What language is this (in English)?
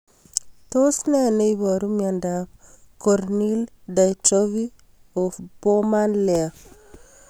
Kalenjin